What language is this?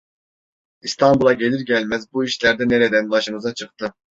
Turkish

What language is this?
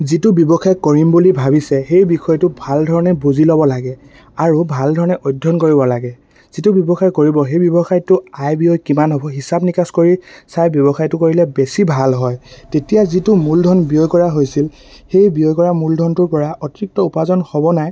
Assamese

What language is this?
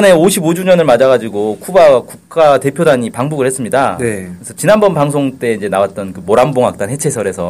Korean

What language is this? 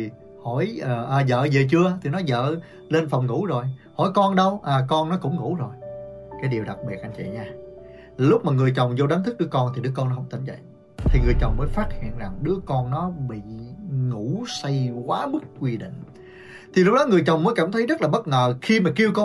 Vietnamese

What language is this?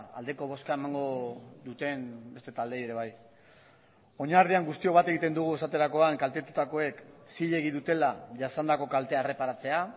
Basque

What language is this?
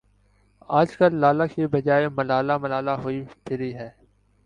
Urdu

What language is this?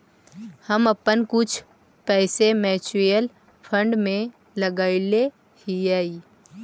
Magahi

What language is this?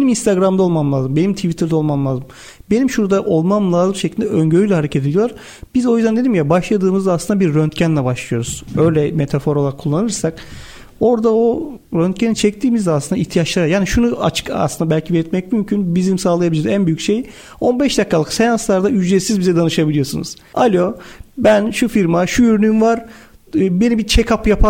Turkish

